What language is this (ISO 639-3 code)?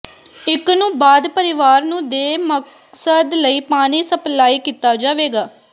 pan